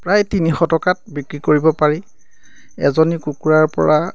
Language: Assamese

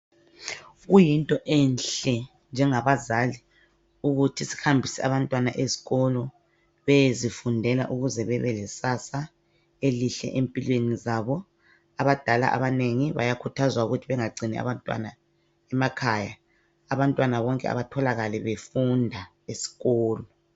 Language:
North Ndebele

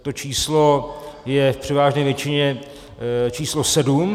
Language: Czech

